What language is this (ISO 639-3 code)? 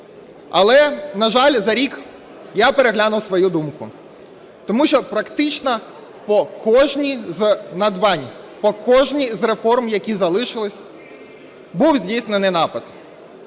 ukr